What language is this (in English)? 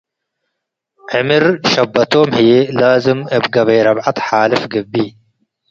Tigre